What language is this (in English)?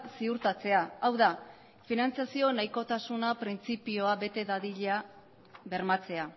Basque